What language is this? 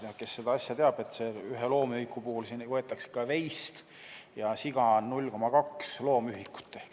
Estonian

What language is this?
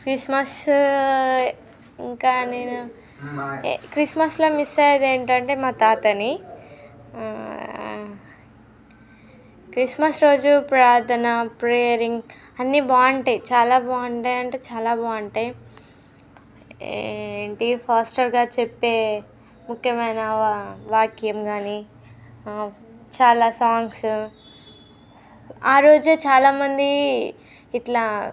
Telugu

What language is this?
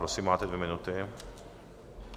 Czech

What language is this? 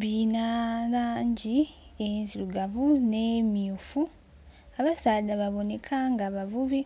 Soga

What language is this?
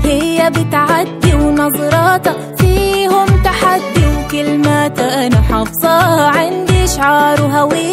Arabic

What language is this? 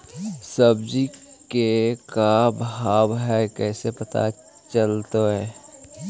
Magahi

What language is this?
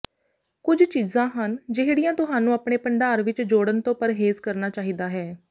Punjabi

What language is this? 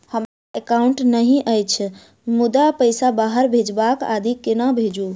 Maithili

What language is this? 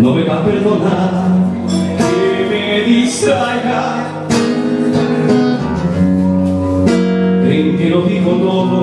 Spanish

